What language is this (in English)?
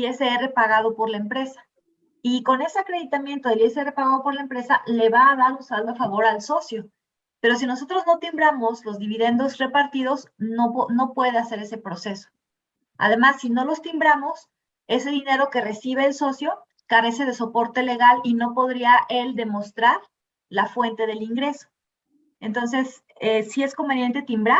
Spanish